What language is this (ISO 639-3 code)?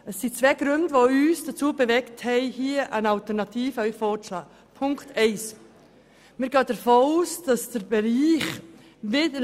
gsw